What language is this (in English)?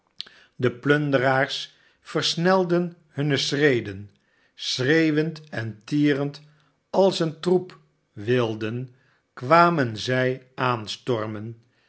Dutch